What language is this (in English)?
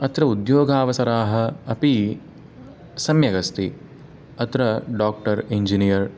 Sanskrit